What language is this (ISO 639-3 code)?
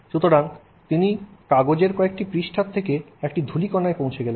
ben